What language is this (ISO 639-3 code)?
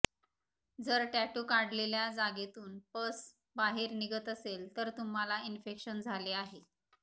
mar